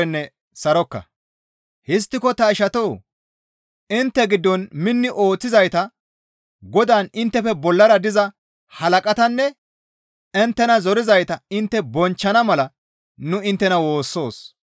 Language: Gamo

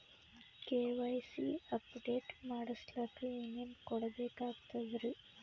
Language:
Kannada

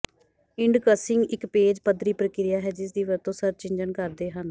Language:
Punjabi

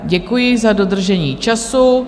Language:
Czech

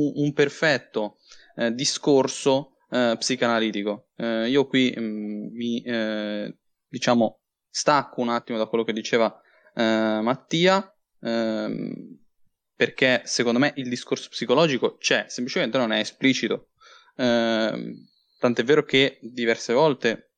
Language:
Italian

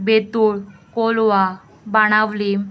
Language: Konkani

